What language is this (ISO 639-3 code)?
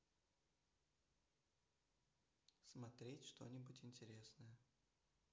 rus